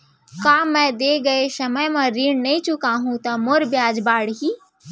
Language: Chhattisgarhi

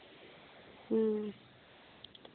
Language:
Dogri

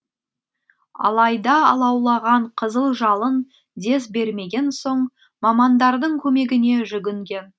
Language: Kazakh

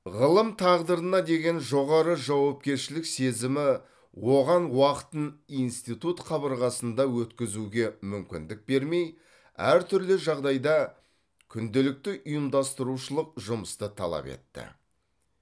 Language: Kazakh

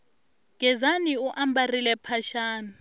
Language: Tsonga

